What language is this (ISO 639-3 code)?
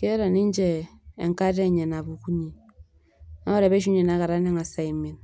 mas